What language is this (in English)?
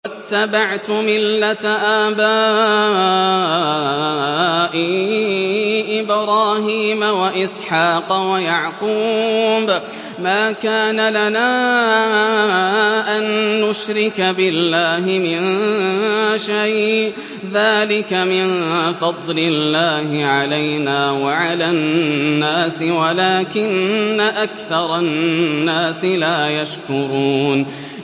Arabic